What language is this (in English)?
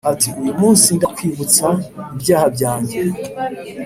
Kinyarwanda